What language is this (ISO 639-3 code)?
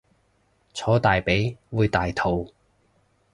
yue